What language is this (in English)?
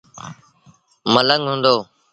Sindhi Bhil